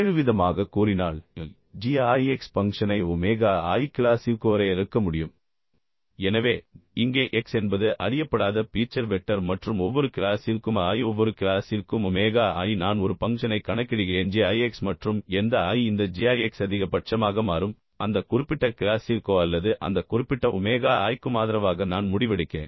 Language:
Tamil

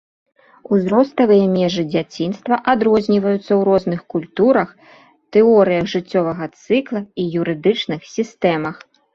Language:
Belarusian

